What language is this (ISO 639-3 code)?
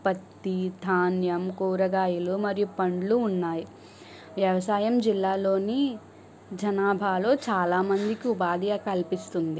tel